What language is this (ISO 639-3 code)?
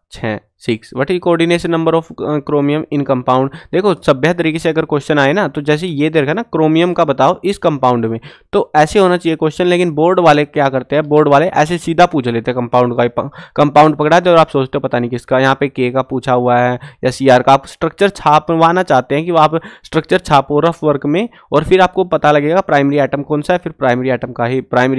hin